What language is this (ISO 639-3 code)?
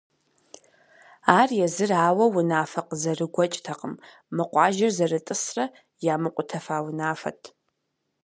kbd